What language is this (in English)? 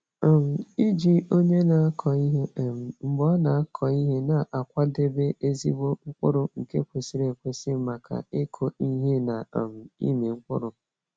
Igbo